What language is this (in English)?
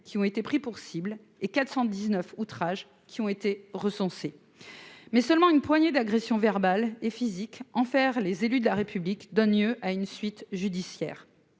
French